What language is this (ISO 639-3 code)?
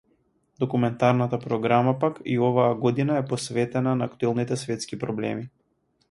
mkd